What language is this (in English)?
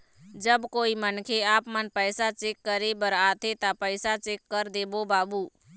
Chhattisgarhi